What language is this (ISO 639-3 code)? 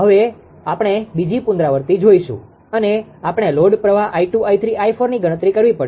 guj